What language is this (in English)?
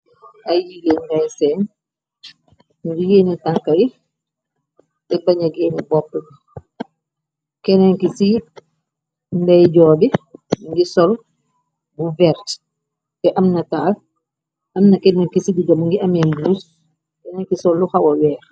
Wolof